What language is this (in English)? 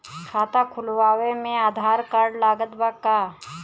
Bhojpuri